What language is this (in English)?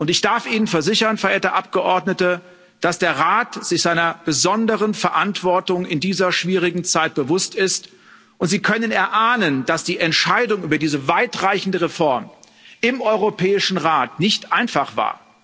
German